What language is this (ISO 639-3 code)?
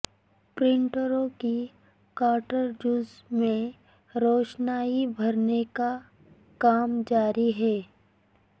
urd